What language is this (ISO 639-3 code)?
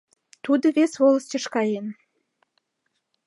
chm